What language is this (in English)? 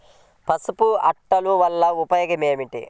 Telugu